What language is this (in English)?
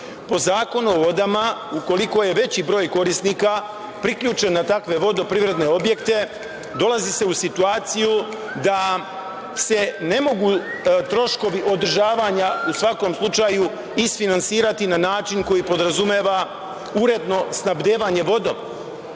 Serbian